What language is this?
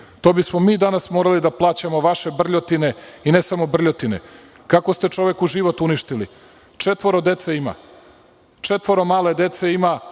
Serbian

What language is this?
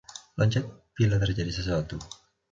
Indonesian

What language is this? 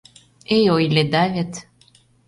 Mari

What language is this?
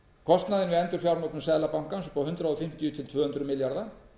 Icelandic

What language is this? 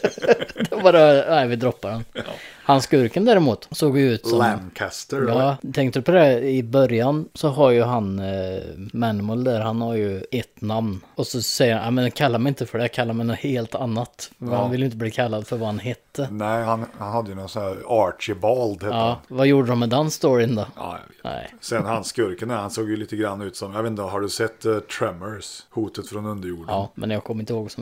Swedish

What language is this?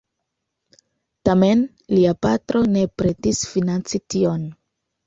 Esperanto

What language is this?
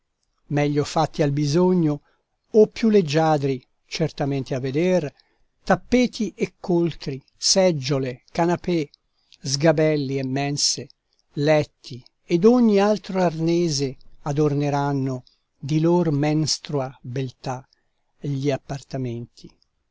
Italian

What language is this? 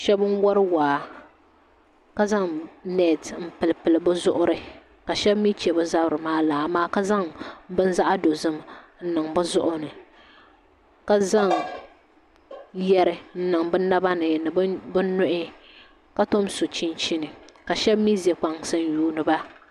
Dagbani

